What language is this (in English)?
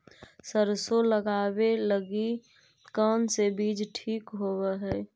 Magahi